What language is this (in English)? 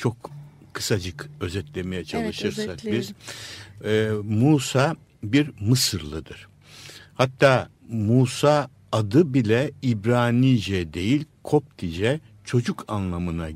Turkish